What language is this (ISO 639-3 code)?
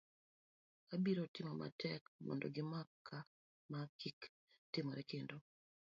luo